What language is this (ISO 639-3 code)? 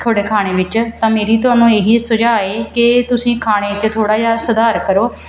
pan